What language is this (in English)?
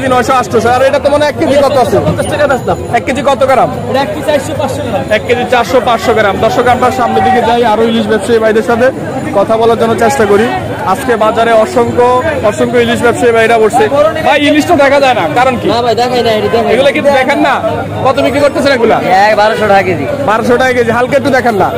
Turkish